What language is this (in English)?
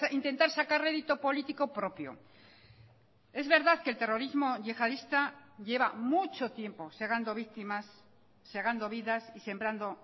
Spanish